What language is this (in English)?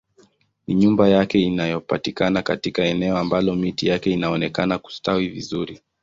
Swahili